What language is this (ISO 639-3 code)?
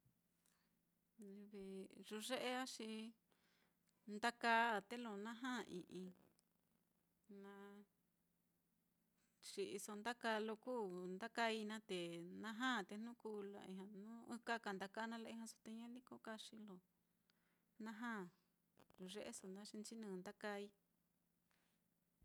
vmm